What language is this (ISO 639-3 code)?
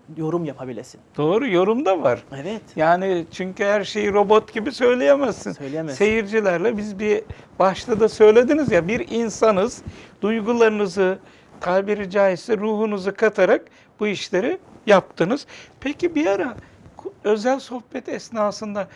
tur